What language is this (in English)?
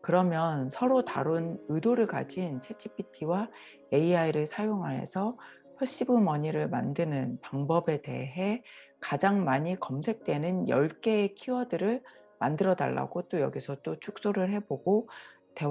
Korean